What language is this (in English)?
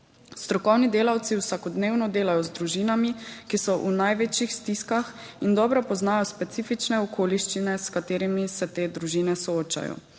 Slovenian